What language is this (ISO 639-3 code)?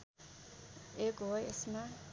nep